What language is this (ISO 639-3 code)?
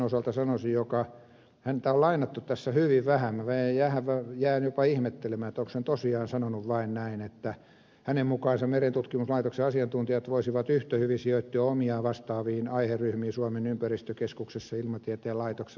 fin